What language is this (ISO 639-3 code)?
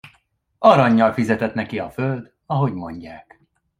hun